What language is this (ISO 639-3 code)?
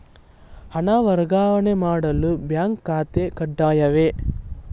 kan